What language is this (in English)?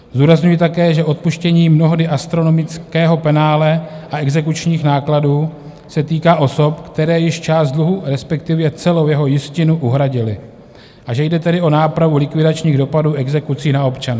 Czech